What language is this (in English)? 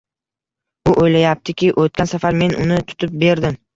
Uzbek